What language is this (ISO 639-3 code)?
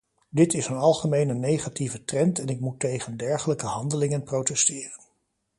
nld